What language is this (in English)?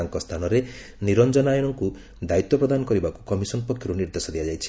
Odia